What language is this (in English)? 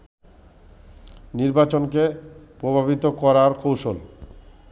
Bangla